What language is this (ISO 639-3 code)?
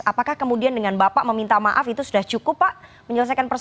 ind